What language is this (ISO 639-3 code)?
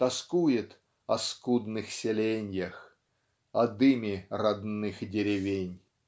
rus